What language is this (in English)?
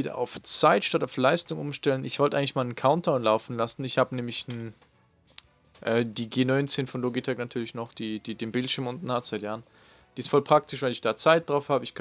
German